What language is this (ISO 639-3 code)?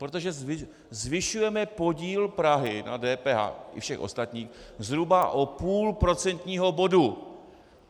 ces